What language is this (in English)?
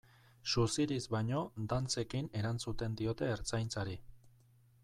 Basque